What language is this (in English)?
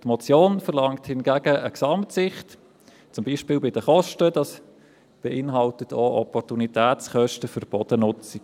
Swiss German